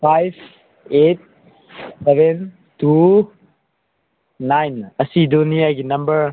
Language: Manipuri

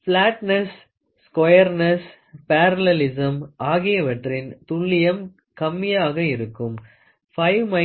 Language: Tamil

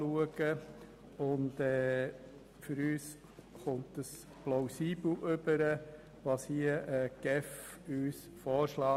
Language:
Swiss German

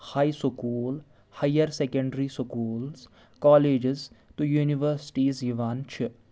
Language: Kashmiri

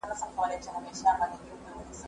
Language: Pashto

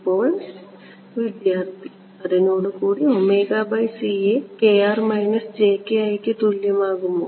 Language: Malayalam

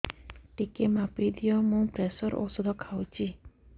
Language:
Odia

